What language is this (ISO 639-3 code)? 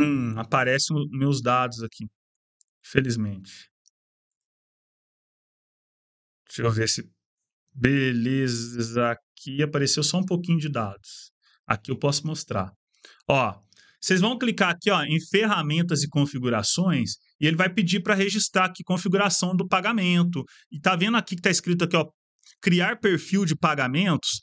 por